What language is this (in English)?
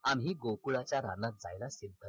Marathi